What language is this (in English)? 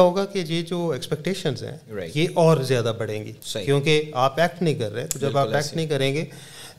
Urdu